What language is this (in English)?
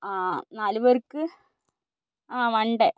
Malayalam